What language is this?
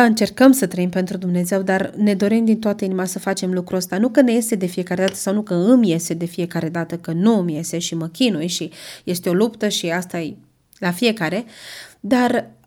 Romanian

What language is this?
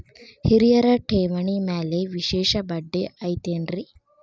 Kannada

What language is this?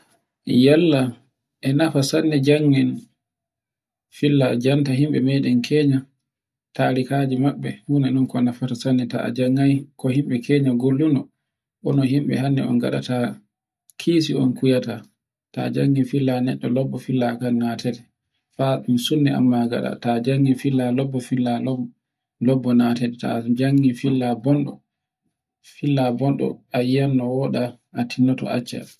Borgu Fulfulde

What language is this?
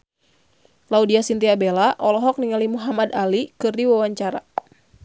Sundanese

